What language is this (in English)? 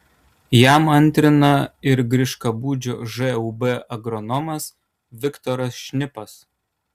Lithuanian